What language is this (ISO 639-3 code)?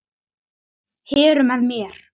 isl